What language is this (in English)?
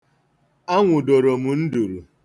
Igbo